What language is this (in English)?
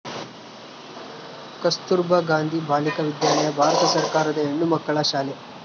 Kannada